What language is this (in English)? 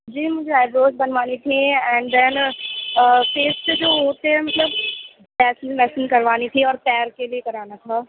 Urdu